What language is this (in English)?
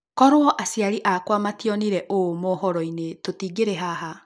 Kikuyu